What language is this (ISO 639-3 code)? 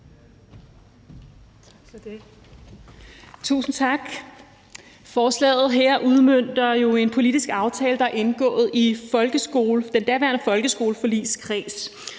dan